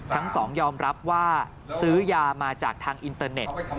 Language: Thai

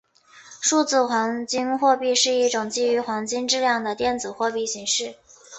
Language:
Chinese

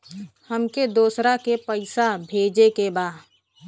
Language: Bhojpuri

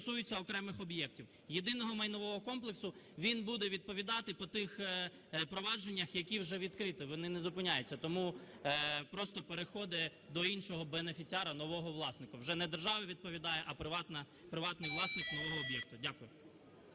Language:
Ukrainian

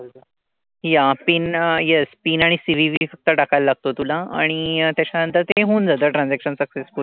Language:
Marathi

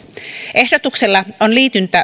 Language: Finnish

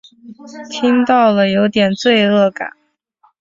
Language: Chinese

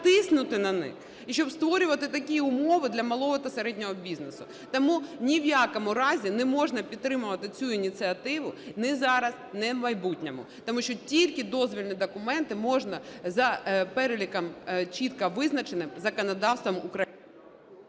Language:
Ukrainian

